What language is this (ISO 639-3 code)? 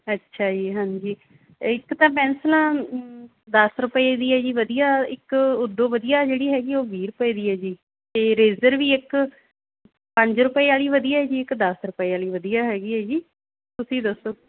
pan